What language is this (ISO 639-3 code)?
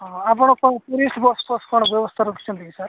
ori